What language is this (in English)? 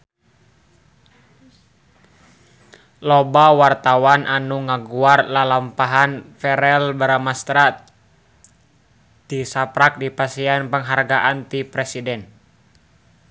Sundanese